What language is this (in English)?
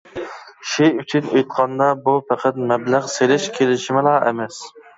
Uyghur